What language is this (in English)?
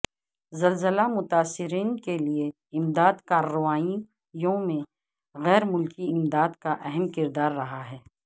Urdu